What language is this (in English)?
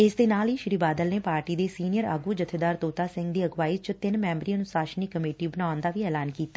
Punjabi